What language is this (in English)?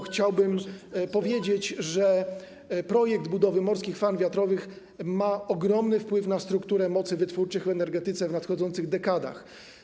Polish